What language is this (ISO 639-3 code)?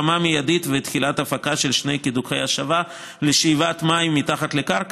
heb